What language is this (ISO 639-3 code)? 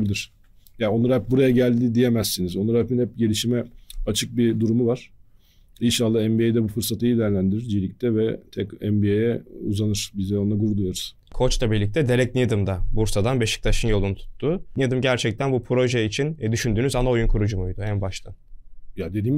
tur